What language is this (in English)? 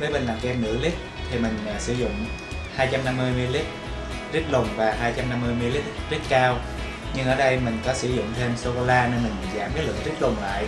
Vietnamese